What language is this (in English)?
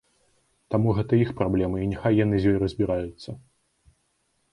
Belarusian